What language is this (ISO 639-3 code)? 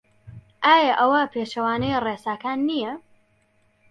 ckb